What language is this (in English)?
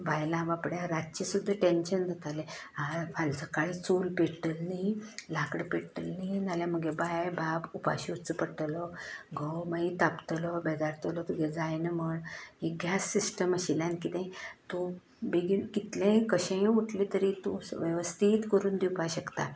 Konkani